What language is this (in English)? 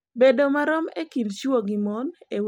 Luo (Kenya and Tanzania)